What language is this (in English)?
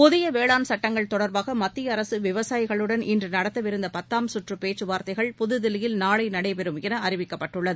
Tamil